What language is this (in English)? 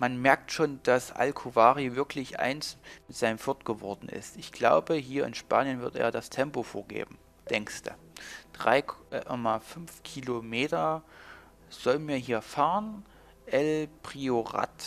German